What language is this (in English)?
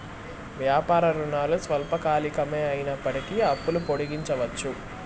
Telugu